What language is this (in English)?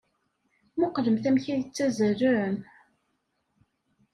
Kabyle